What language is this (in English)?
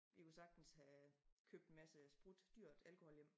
Danish